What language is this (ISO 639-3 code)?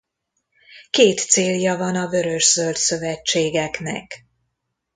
hun